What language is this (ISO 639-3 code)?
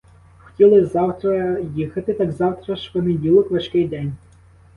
ukr